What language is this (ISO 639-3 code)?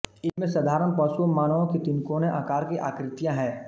hin